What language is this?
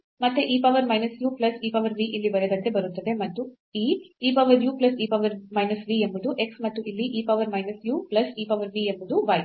Kannada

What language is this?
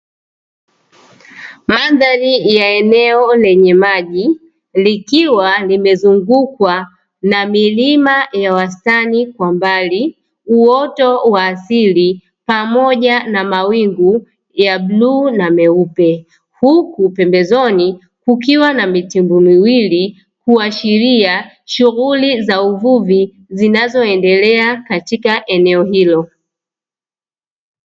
Swahili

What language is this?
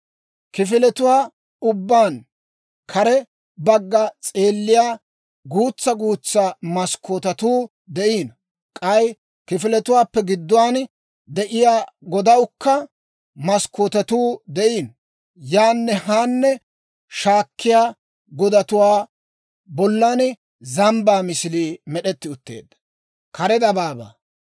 Dawro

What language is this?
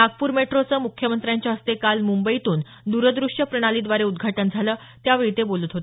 Marathi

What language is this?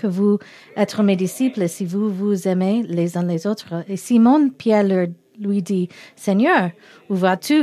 French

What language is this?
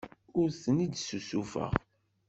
Kabyle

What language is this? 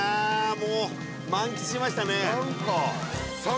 Japanese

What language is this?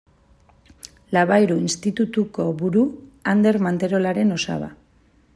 Basque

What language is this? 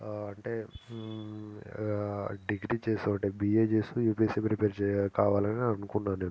Telugu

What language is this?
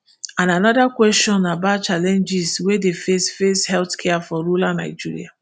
Nigerian Pidgin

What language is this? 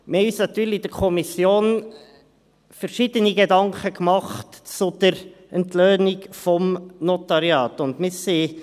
Swiss German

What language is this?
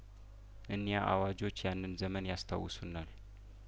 Amharic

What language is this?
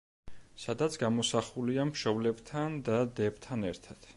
Georgian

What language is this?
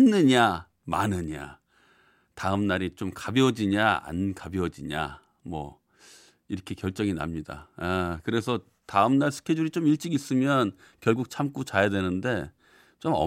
Korean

